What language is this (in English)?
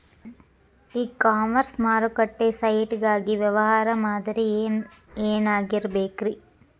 Kannada